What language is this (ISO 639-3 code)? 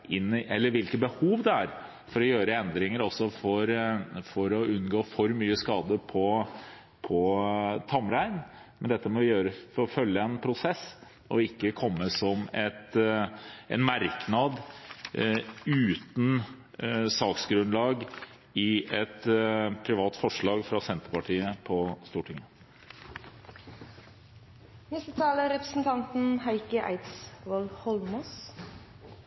nob